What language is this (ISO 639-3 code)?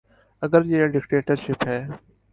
urd